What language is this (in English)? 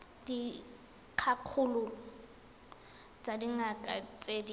Tswana